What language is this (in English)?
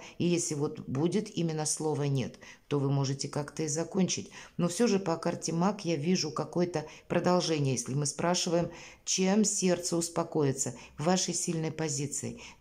Russian